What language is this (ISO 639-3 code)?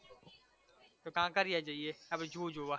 guj